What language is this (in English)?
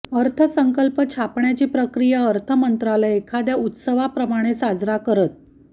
Marathi